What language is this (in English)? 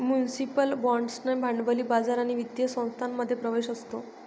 Marathi